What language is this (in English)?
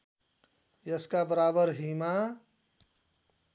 Nepali